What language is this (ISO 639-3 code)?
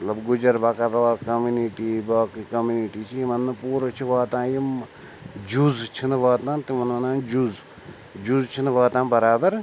kas